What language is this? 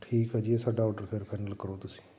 Punjabi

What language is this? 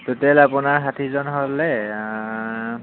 Assamese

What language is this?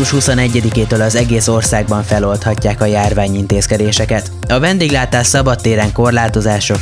Hungarian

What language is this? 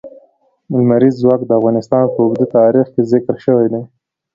Pashto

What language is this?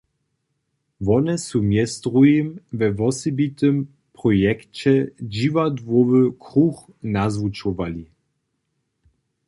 Upper Sorbian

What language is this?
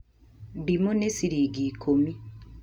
Kikuyu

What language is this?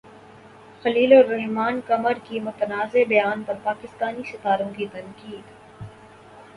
Urdu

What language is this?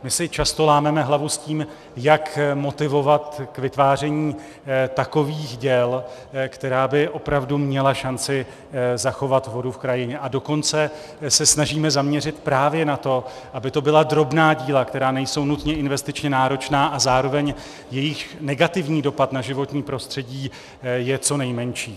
Czech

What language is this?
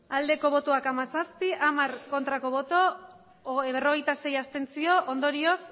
Basque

